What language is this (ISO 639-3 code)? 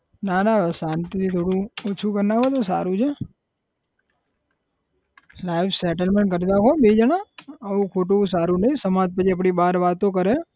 guj